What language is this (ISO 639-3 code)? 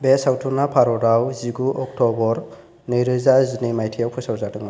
brx